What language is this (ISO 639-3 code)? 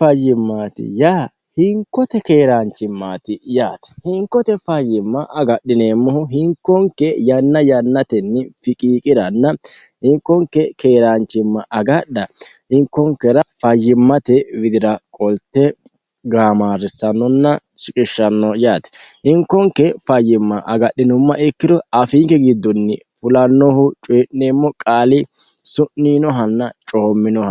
sid